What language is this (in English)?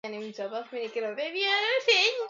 Swahili